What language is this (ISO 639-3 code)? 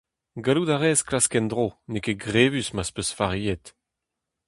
bre